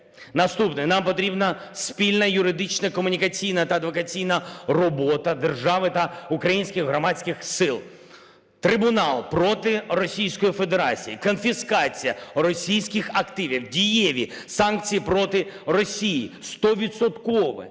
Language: Ukrainian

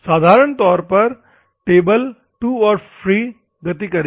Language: Hindi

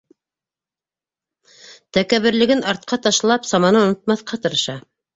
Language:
Bashkir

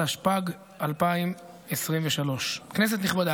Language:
Hebrew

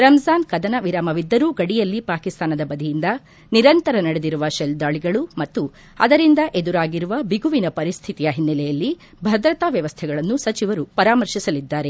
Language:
Kannada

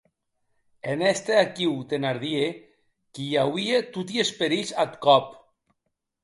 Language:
Occitan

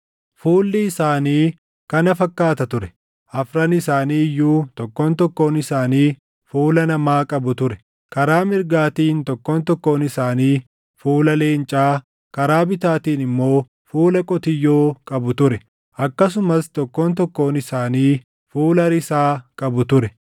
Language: Oromo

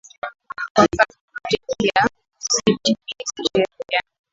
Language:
Swahili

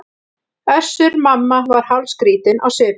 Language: Icelandic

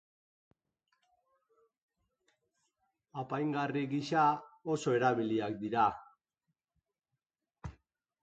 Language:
Basque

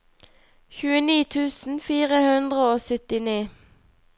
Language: Norwegian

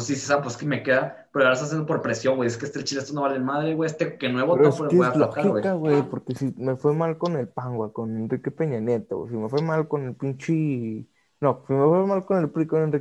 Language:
Spanish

